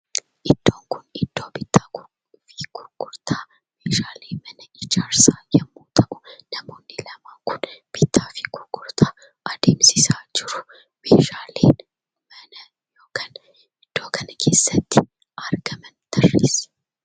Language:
Oromo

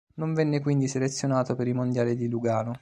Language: Italian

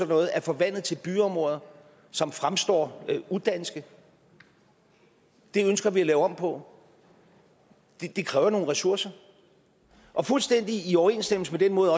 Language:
Danish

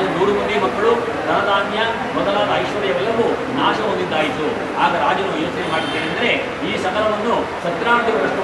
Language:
Arabic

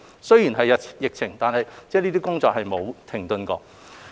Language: Cantonese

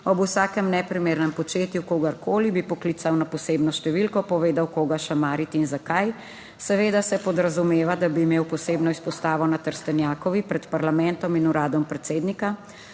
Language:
Slovenian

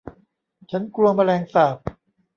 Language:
Thai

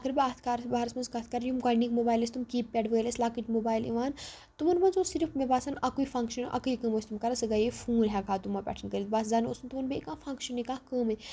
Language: Kashmiri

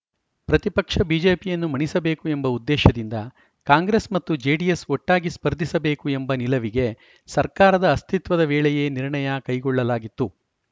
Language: Kannada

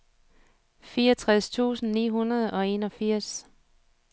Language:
Danish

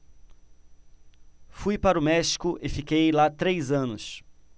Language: Portuguese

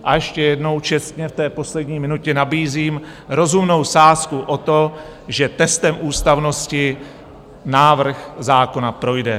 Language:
Czech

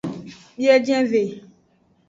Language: Aja (Benin)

